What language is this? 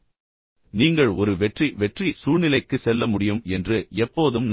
Tamil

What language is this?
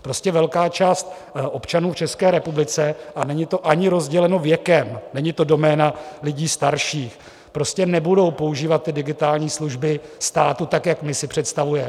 Czech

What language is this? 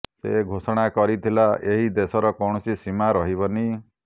Odia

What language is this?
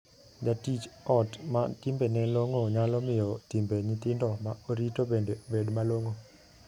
Luo (Kenya and Tanzania)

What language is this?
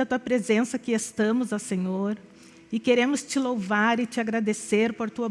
Portuguese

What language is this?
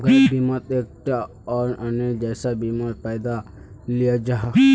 Magahi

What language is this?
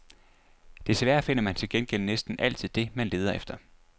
Danish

